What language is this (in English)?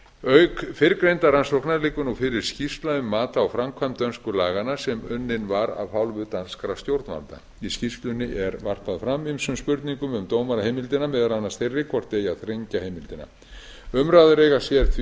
Icelandic